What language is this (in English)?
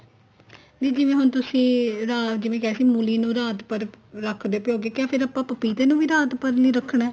Punjabi